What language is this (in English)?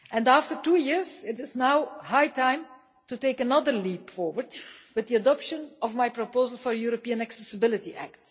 English